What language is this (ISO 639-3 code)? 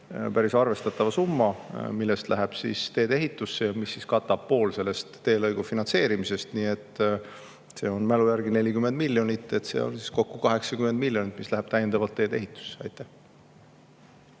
est